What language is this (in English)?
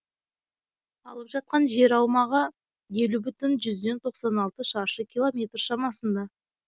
Kazakh